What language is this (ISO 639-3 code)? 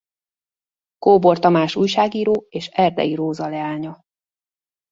hun